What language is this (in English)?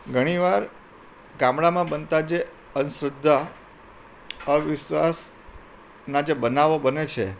Gujarati